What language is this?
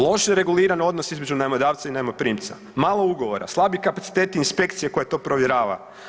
Croatian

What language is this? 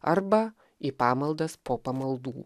Lithuanian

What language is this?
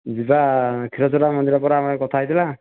Odia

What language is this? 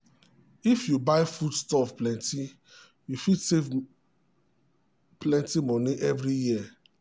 Nigerian Pidgin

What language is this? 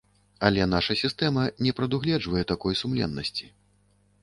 Belarusian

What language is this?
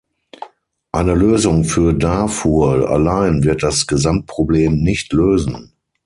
German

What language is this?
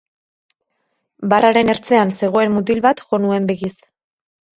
Basque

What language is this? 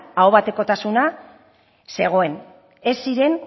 Basque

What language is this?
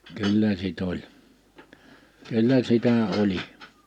Finnish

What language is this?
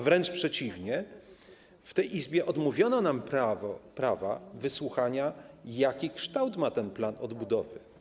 Polish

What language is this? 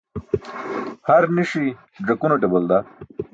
Burushaski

